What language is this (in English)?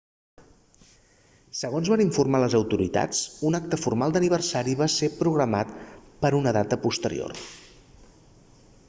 Catalan